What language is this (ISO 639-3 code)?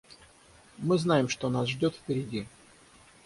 rus